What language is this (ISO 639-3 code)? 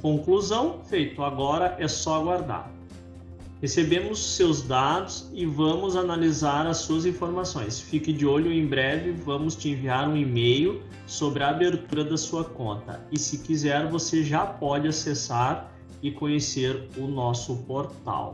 por